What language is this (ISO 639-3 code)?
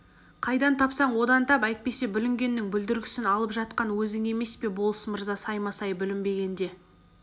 kaz